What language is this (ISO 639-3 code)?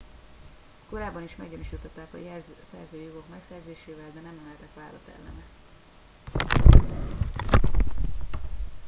hun